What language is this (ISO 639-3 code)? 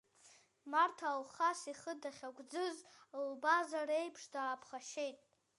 abk